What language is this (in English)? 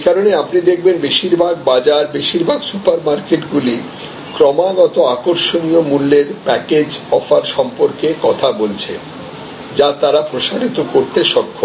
Bangla